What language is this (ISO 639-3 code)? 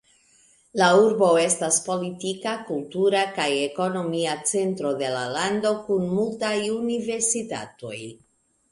epo